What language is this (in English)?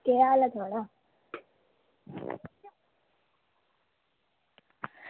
Dogri